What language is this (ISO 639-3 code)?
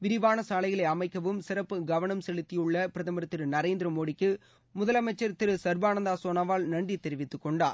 tam